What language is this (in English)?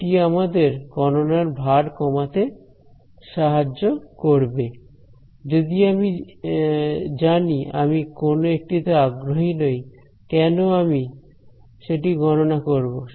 Bangla